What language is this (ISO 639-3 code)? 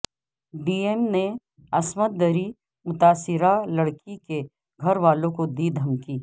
urd